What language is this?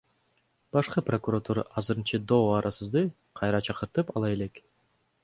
Kyrgyz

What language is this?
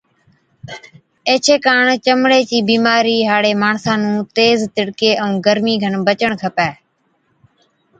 Od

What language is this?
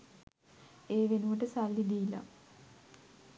Sinhala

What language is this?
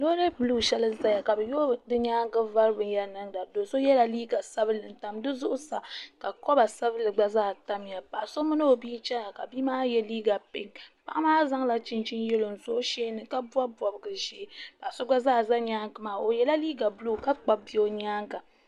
Dagbani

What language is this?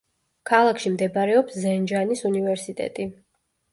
Georgian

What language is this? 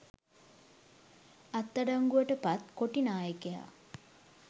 Sinhala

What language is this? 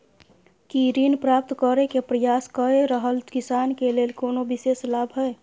Maithili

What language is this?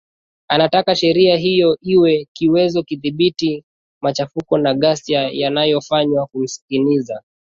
Swahili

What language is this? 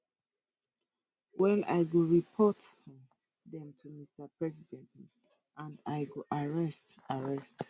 Nigerian Pidgin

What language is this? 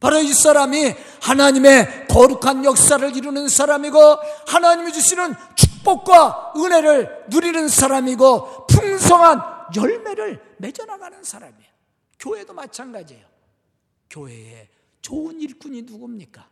Korean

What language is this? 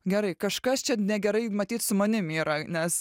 Lithuanian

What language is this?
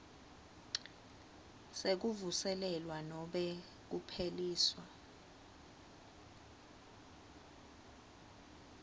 Swati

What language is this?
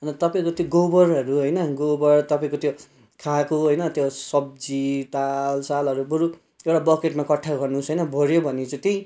Nepali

